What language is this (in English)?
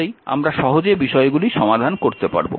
Bangla